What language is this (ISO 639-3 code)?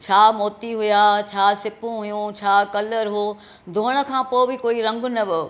snd